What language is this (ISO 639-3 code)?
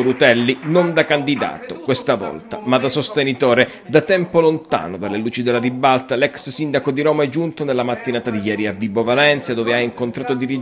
ita